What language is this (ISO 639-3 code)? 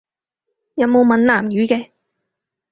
yue